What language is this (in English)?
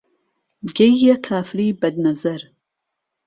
Central Kurdish